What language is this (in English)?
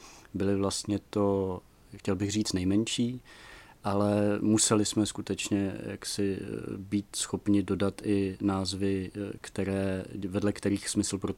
Czech